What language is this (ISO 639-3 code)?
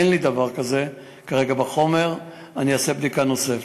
heb